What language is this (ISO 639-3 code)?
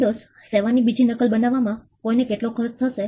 guj